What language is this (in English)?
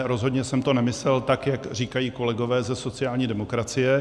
Czech